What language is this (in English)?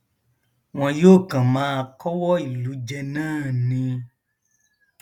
Yoruba